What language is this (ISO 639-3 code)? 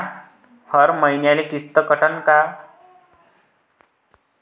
mar